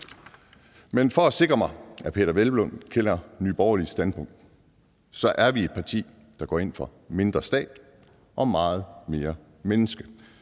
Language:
Danish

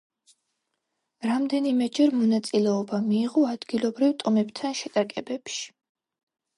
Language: Georgian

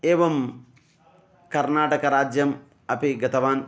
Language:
Sanskrit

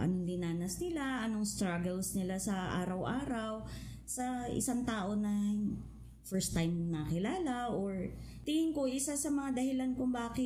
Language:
Filipino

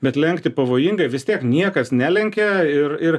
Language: Lithuanian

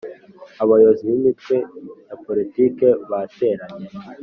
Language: Kinyarwanda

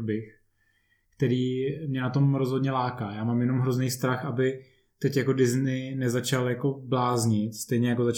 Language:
Czech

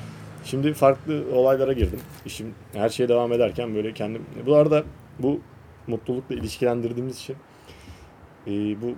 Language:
Turkish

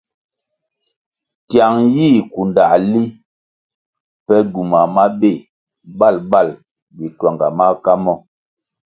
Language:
Kwasio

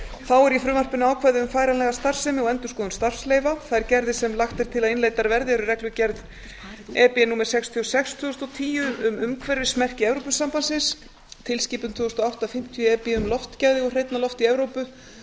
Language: Icelandic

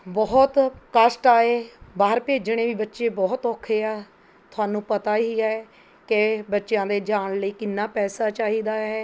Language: Punjabi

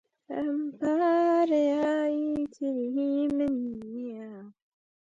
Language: Central Kurdish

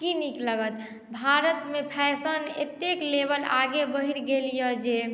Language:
Maithili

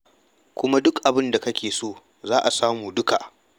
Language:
Hausa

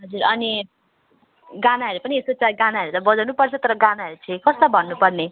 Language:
Nepali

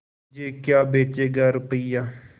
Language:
Hindi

